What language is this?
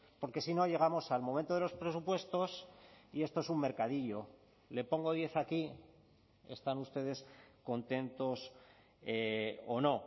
Spanish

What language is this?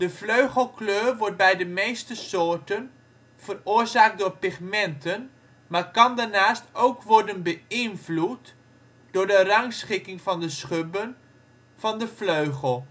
Dutch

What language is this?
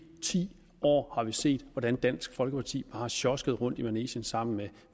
Danish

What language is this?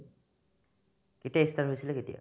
Assamese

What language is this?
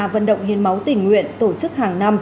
Vietnamese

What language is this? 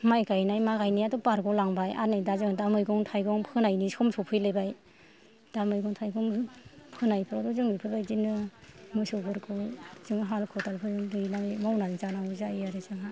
Bodo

